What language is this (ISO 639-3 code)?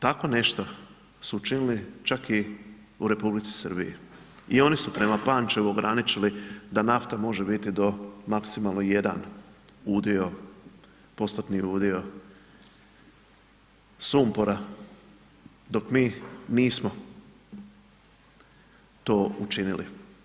hrv